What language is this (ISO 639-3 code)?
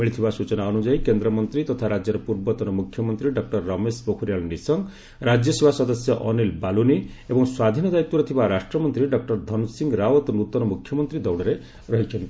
ori